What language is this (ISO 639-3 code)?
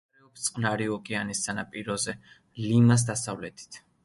kat